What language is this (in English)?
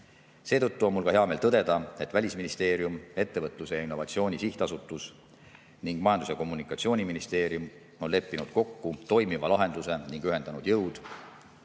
Estonian